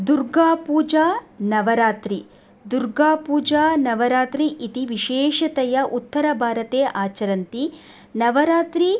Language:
Sanskrit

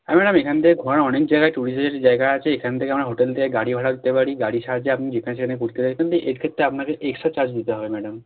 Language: Bangla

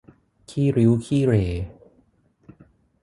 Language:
Thai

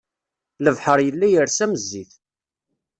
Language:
Kabyle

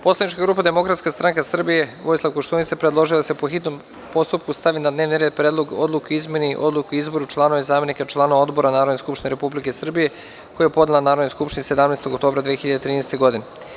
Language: Serbian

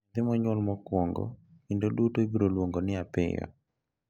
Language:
Luo (Kenya and Tanzania)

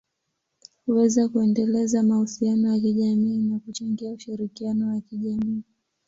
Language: Swahili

